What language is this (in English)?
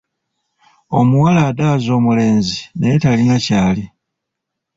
Ganda